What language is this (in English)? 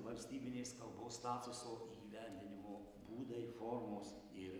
Lithuanian